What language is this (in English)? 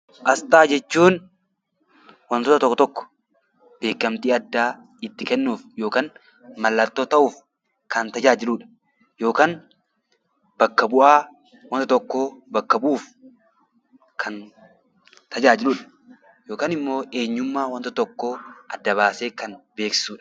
Oromo